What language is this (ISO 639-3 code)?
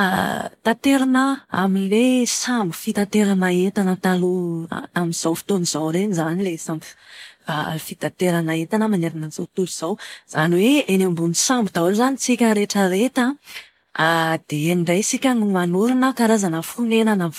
mlg